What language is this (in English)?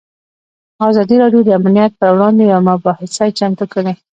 Pashto